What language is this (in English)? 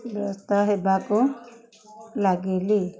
Odia